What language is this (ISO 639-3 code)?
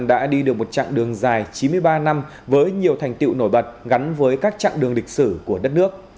vie